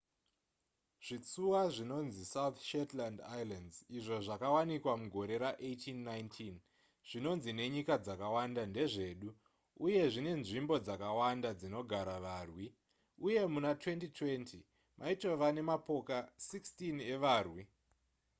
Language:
Shona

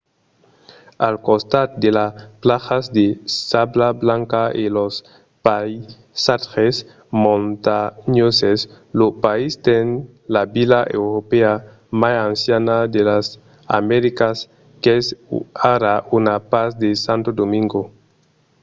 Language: Occitan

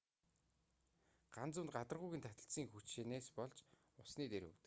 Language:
Mongolian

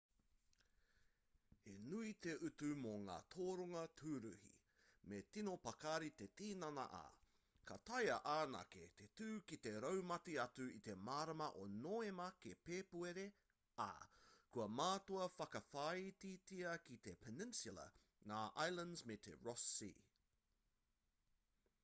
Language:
Māori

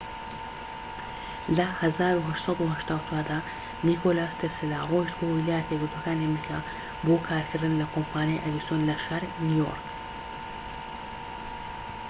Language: Central Kurdish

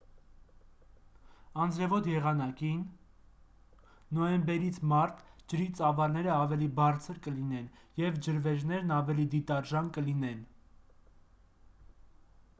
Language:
Armenian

